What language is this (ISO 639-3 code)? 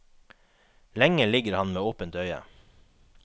nor